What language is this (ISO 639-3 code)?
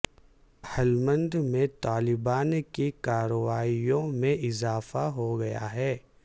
urd